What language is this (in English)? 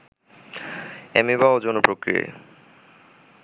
Bangla